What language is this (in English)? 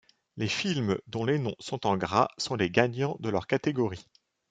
French